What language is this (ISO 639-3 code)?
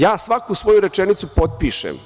srp